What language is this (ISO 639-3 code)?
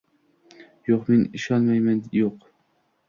uzb